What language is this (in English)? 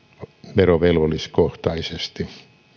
Finnish